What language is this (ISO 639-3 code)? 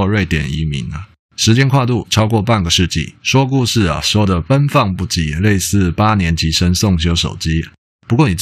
zho